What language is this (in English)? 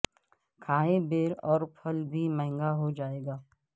Urdu